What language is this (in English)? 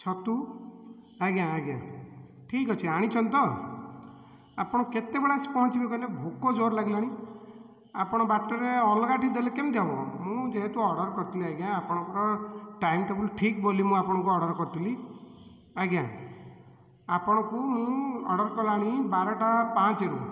Odia